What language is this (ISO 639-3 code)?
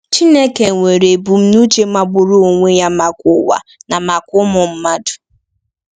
ibo